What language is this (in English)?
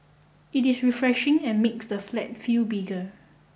English